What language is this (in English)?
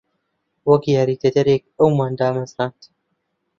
Central Kurdish